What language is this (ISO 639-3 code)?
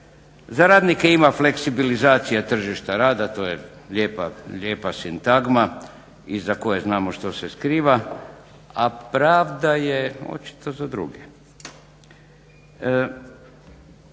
hrv